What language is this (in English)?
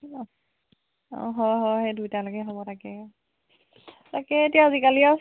Assamese